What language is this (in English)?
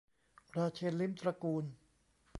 Thai